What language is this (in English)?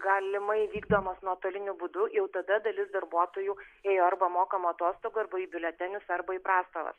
Lithuanian